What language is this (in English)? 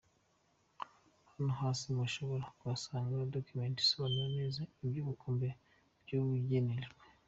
Kinyarwanda